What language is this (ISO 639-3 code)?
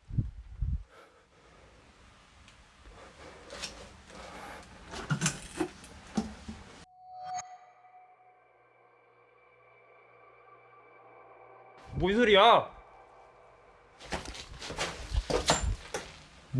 kor